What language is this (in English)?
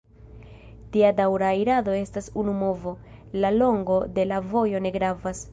Esperanto